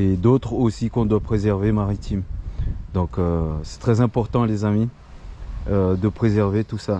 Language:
French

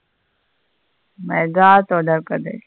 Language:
Tamil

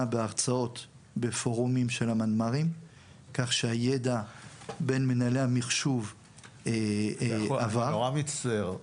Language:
Hebrew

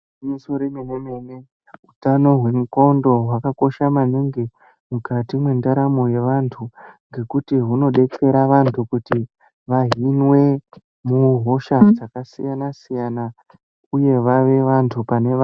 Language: Ndau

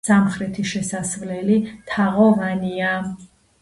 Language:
Georgian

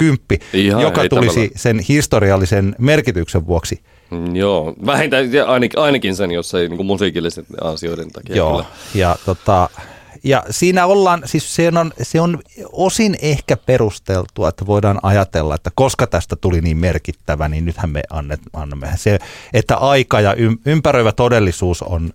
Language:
Finnish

